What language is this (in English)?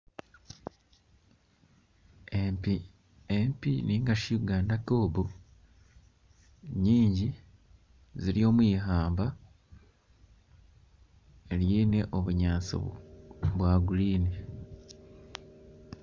Nyankole